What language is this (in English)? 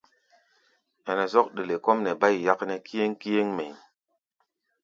Gbaya